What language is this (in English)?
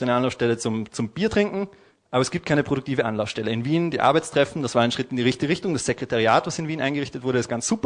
German